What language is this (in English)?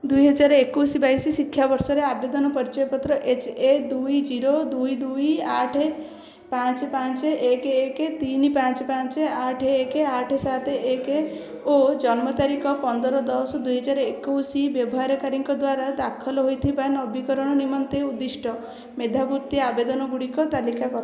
Odia